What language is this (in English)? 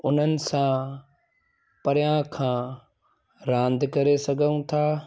Sindhi